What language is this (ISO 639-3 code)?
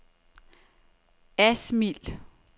dan